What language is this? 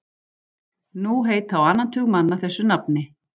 Icelandic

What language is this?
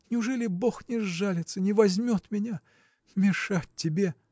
Russian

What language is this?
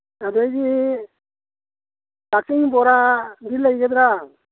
Manipuri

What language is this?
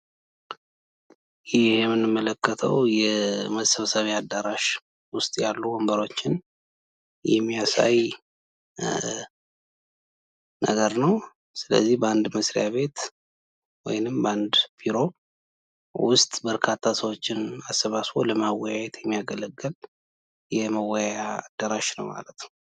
Amharic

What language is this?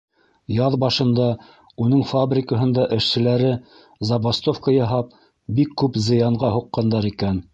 Bashkir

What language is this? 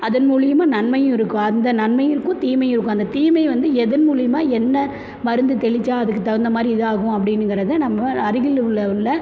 Tamil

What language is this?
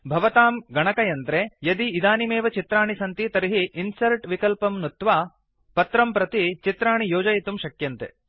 Sanskrit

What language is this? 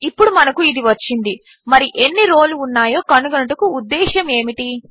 Telugu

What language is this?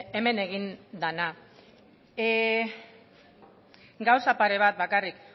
Basque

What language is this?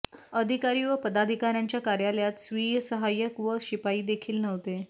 Marathi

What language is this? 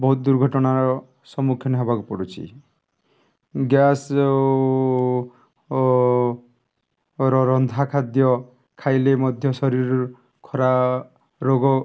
Odia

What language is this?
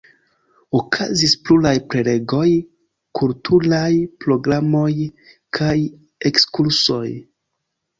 Esperanto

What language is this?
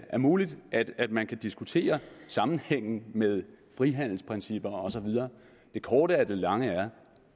Danish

